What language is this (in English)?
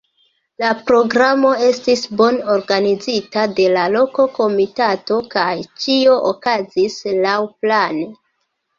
Esperanto